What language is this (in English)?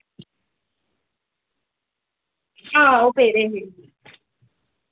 Dogri